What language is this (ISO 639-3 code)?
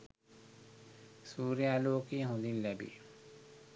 sin